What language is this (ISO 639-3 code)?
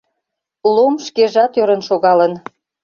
chm